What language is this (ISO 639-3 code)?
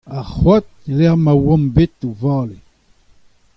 bre